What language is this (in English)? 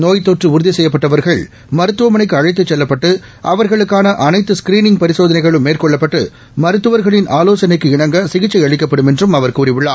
Tamil